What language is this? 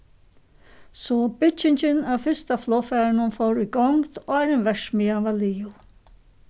Faroese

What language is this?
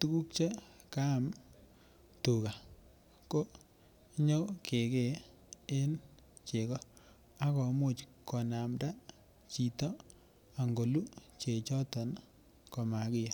Kalenjin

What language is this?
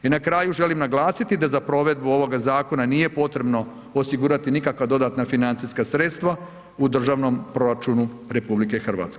Croatian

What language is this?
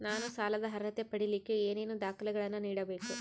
Kannada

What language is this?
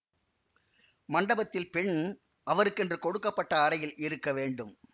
Tamil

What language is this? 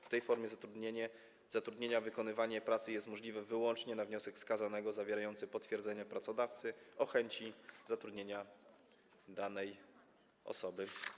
Polish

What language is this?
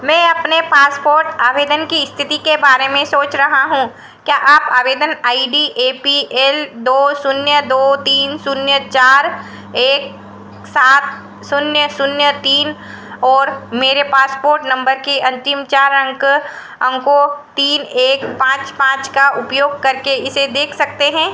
Hindi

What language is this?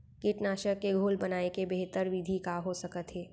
Chhattisgarhi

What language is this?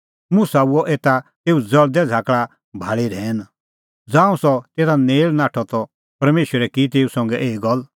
Kullu Pahari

